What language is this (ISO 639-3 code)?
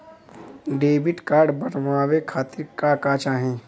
bho